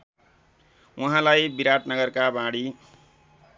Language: Nepali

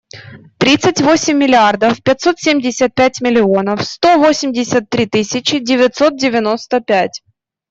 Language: Russian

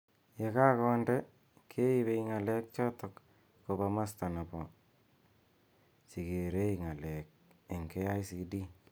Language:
Kalenjin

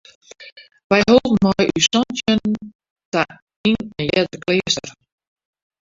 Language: Western Frisian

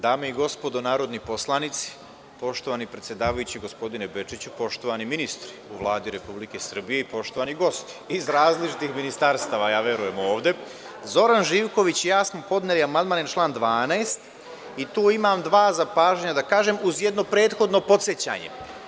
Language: Serbian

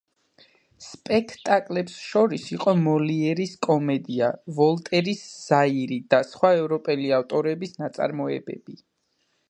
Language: Georgian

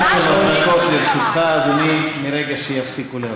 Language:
Hebrew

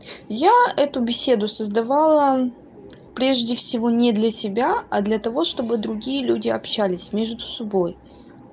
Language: Russian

